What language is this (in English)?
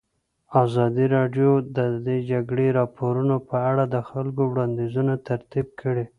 Pashto